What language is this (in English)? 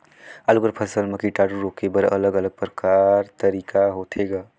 Chhattisgarhi